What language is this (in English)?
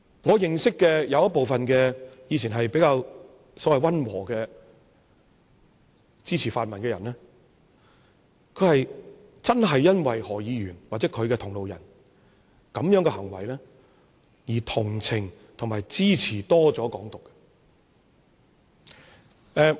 Cantonese